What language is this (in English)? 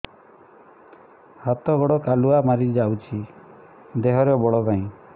Odia